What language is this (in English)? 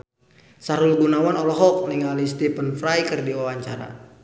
Sundanese